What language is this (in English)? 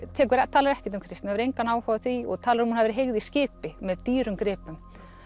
Icelandic